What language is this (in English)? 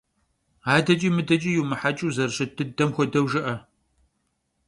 Kabardian